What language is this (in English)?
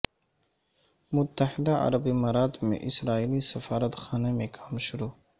Urdu